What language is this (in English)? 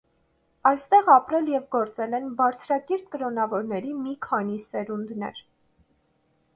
Armenian